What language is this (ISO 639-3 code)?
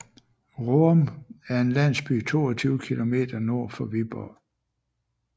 dan